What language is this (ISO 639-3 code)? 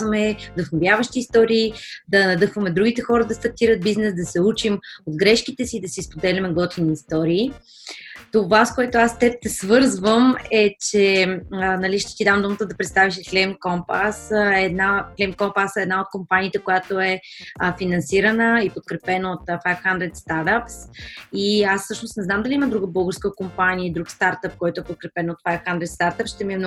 bul